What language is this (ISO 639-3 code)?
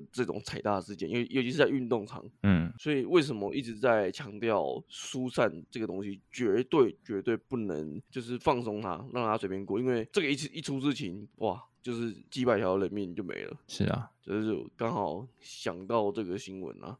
zho